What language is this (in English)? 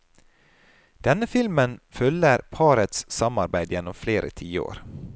Norwegian